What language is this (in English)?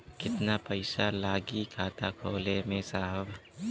Bhojpuri